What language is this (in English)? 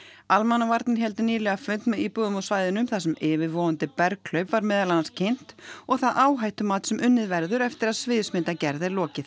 Icelandic